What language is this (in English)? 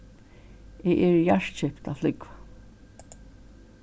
Faroese